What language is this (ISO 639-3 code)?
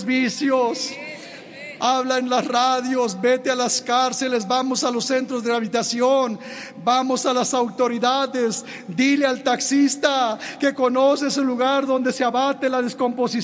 spa